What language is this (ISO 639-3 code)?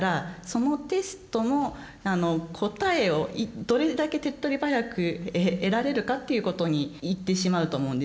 jpn